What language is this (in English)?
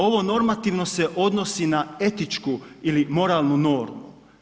Croatian